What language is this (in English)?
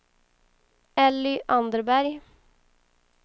Swedish